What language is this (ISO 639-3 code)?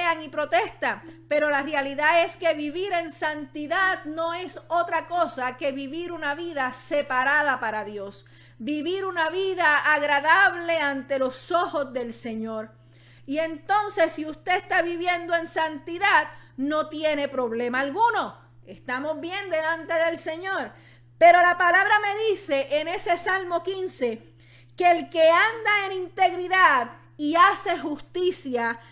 spa